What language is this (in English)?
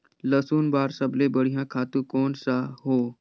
Chhattisgarhi